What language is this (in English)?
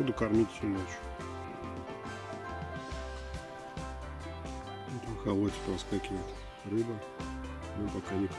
Russian